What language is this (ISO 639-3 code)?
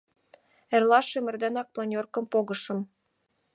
chm